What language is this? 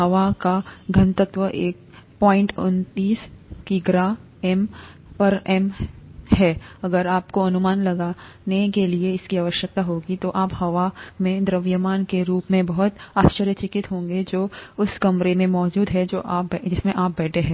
Hindi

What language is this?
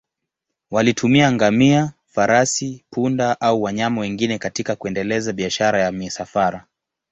Swahili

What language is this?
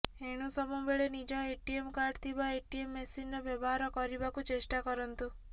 Odia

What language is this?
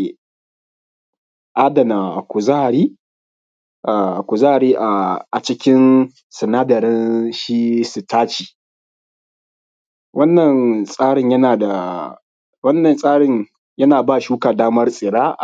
Hausa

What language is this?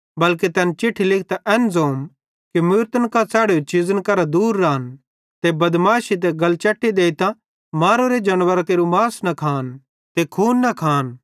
Bhadrawahi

